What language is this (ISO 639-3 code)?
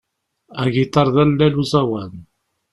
kab